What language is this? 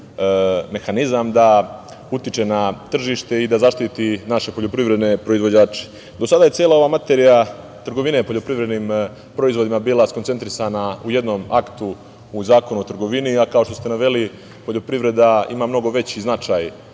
Serbian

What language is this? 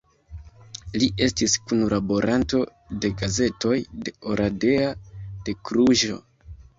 Esperanto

